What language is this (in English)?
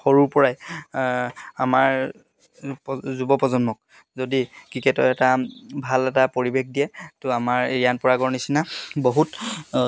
Assamese